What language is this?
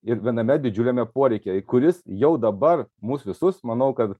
Lithuanian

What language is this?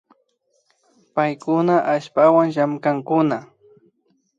Imbabura Highland Quichua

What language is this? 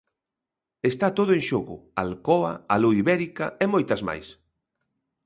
Galician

